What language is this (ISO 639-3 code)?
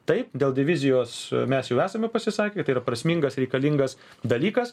lit